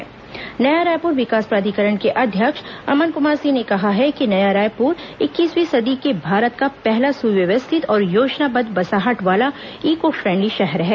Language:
Hindi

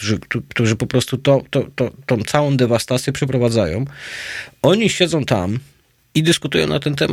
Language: Polish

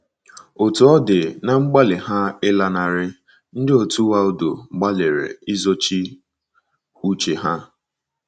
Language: Igbo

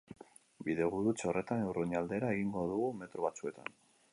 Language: Basque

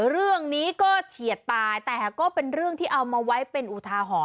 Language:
Thai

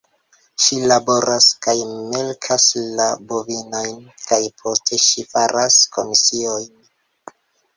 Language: Esperanto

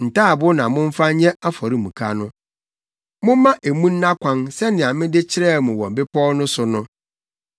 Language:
Akan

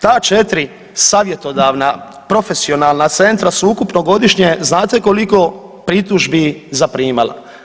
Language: Croatian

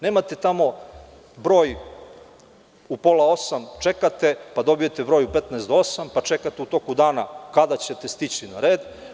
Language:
Serbian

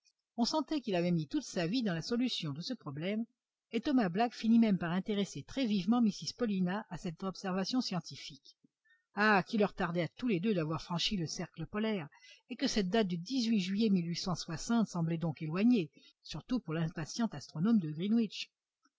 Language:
French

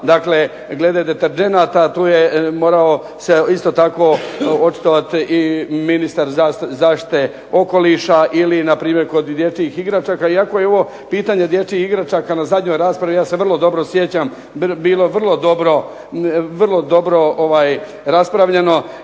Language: Croatian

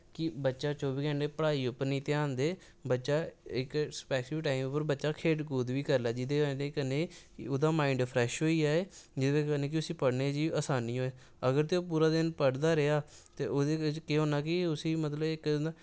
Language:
Dogri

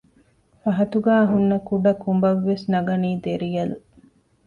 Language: Divehi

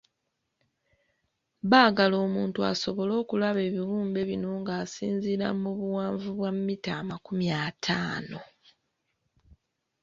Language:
Ganda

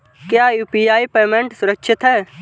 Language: Hindi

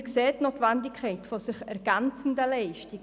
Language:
Swiss German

